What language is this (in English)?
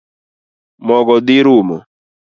Luo (Kenya and Tanzania)